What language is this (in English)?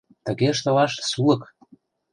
Mari